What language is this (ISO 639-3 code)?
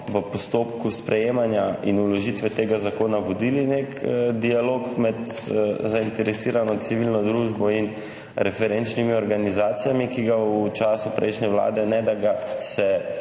slv